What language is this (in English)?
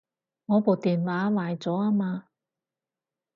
Cantonese